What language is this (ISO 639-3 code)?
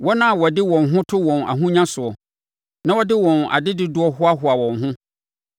aka